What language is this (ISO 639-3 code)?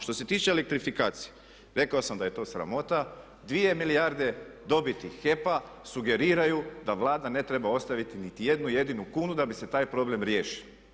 hrv